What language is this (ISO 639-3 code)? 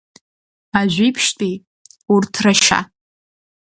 abk